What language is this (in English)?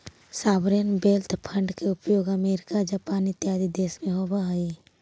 Magahi